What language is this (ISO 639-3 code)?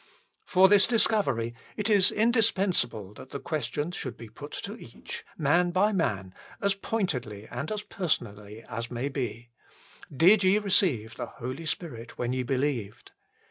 eng